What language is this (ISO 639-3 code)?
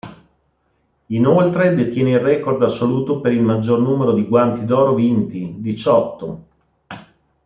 ita